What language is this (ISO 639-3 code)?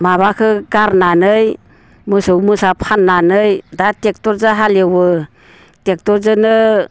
brx